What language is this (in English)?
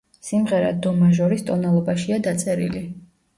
Georgian